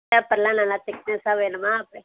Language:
Tamil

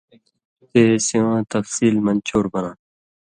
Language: Indus Kohistani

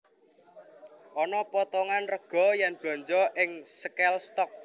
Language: Javanese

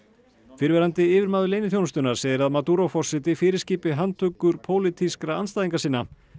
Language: Icelandic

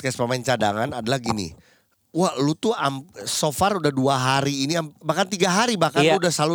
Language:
Indonesian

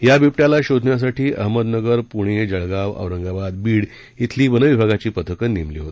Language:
Marathi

